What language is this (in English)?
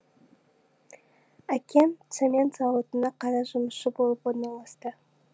Kazakh